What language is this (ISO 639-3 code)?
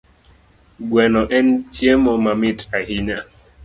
luo